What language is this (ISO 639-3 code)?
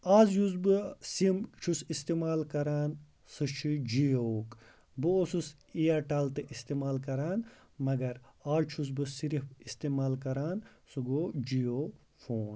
kas